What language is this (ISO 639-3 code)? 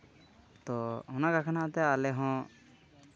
sat